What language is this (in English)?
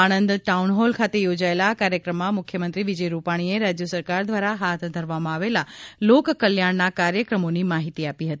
Gujarati